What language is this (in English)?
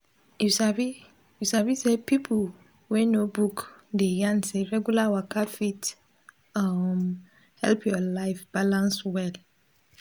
Nigerian Pidgin